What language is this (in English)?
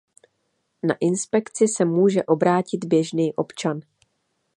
Czech